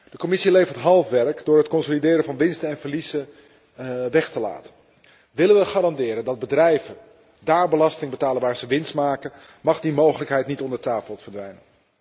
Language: Dutch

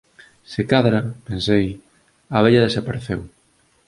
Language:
Galician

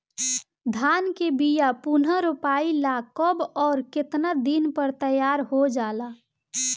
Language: Bhojpuri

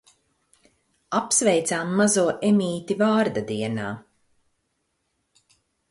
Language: Latvian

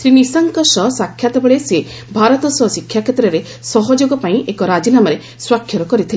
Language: Odia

